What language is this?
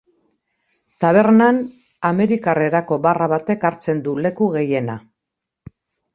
Basque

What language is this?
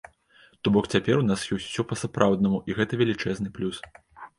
Belarusian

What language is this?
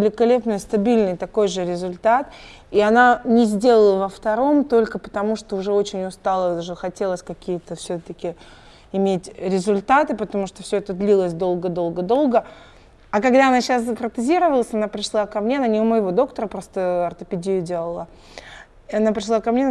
Russian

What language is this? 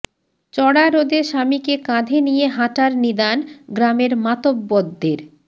Bangla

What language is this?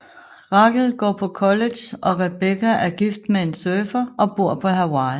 Danish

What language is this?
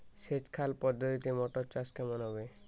Bangla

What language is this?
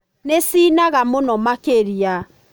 Kikuyu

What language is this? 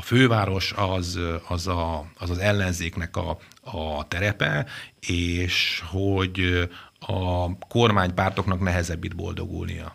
Hungarian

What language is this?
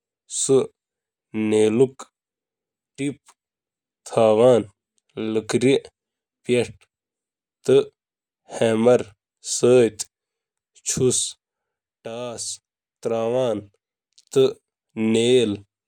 Kashmiri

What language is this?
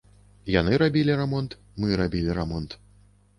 Belarusian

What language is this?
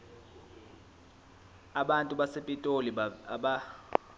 Zulu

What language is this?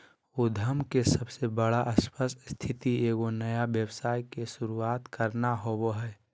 Magahi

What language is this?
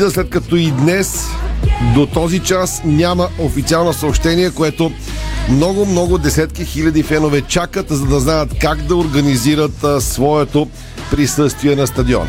Bulgarian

